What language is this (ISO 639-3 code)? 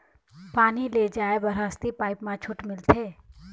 hne